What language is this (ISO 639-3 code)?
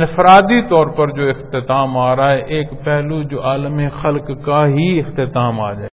pan